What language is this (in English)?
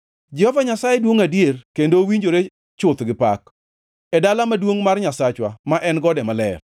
Luo (Kenya and Tanzania)